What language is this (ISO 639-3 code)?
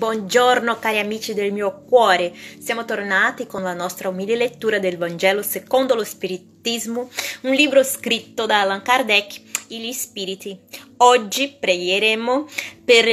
ita